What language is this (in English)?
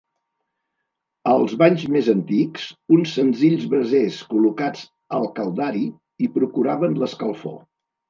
Catalan